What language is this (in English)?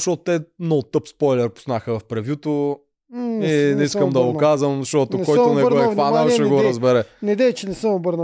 Bulgarian